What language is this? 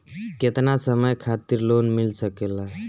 Bhojpuri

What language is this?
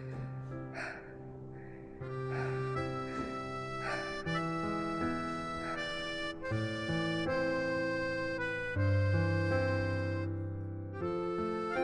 Korean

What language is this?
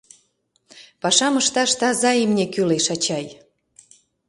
Mari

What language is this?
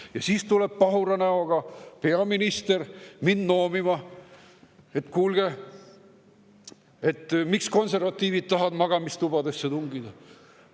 Estonian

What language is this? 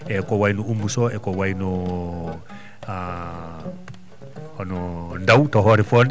Fula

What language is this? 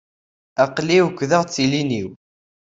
Kabyle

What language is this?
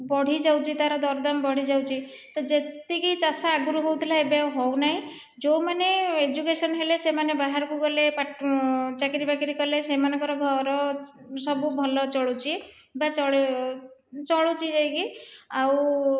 Odia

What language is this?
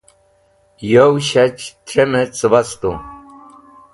Wakhi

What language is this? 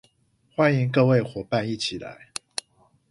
Chinese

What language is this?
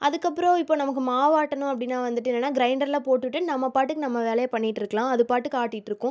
Tamil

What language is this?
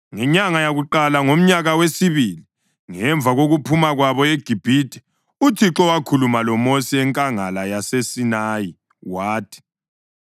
North Ndebele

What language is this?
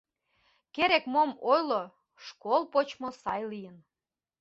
Mari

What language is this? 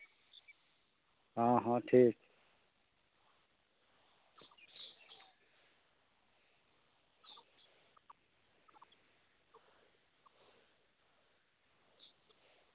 Santali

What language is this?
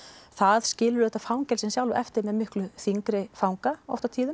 Icelandic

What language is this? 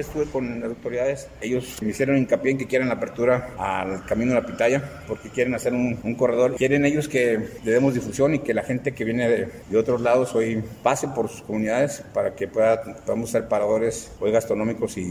Spanish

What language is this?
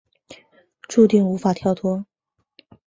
Chinese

